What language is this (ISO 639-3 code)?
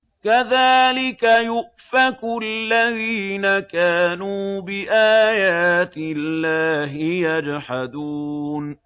ara